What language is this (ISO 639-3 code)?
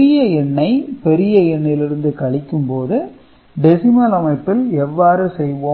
tam